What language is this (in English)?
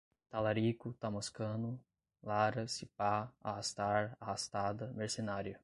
Portuguese